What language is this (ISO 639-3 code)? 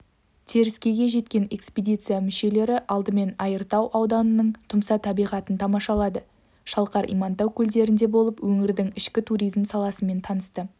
kaz